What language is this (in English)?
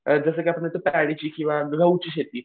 Marathi